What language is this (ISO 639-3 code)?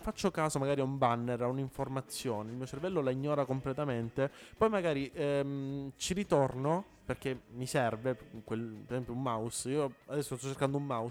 ita